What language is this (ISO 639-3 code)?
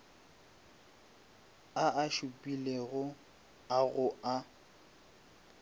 nso